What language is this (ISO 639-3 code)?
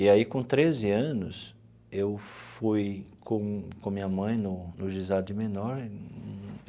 por